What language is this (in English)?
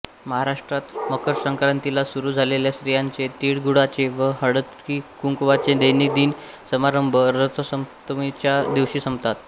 Marathi